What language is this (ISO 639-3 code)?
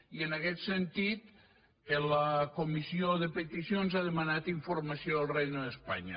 cat